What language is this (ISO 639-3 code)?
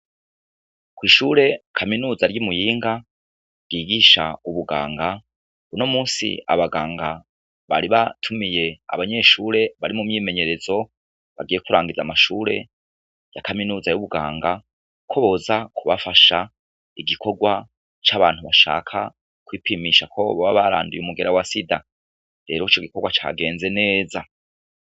run